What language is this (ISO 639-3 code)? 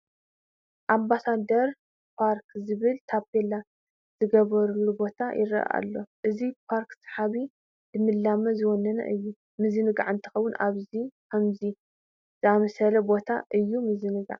tir